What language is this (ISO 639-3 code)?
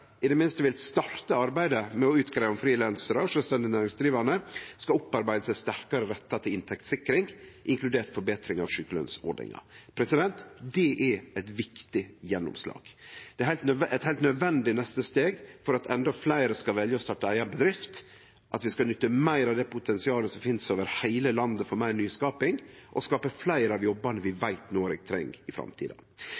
nno